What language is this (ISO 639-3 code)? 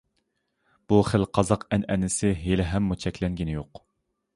uig